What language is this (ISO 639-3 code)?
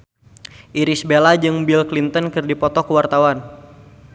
sun